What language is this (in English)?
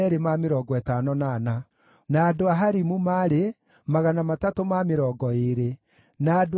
Kikuyu